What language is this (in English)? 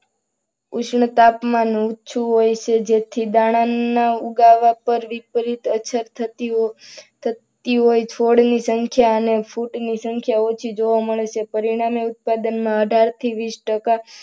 Gujarati